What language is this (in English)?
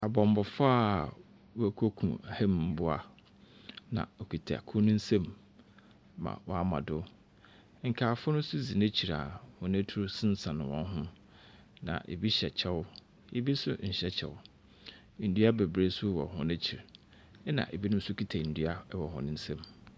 Akan